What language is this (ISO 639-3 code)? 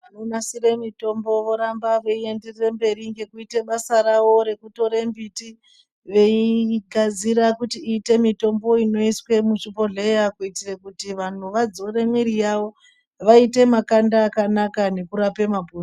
ndc